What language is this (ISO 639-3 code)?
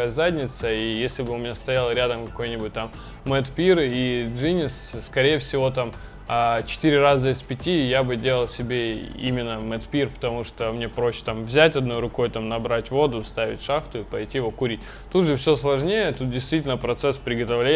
rus